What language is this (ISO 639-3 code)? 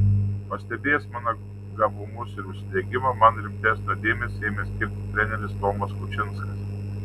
lit